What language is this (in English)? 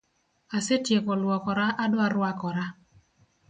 Luo (Kenya and Tanzania)